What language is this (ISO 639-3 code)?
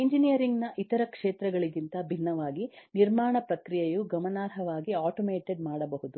kan